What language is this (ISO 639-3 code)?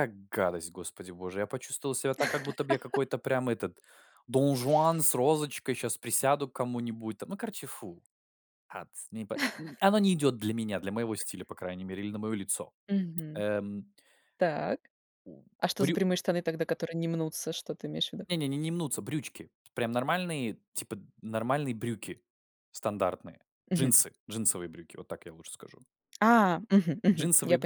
rus